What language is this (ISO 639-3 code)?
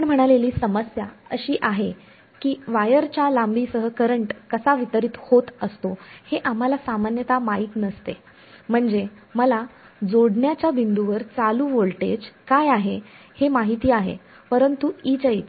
mar